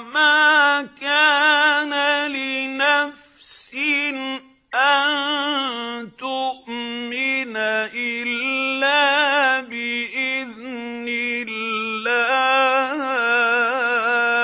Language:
Arabic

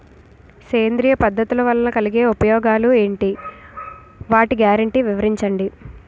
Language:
Telugu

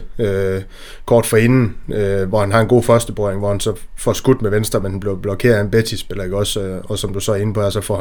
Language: Danish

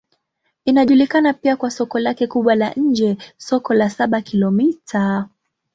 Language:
Swahili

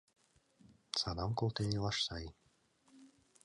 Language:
Mari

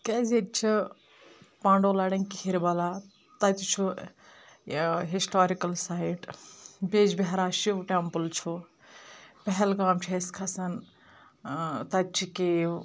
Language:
Kashmiri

